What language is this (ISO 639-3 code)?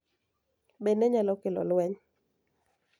luo